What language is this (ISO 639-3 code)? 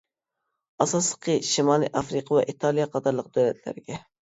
uig